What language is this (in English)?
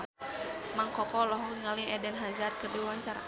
Sundanese